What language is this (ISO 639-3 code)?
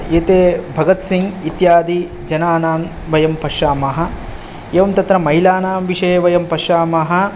san